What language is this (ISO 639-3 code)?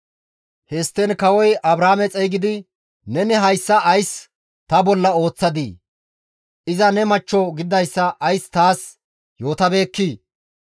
gmv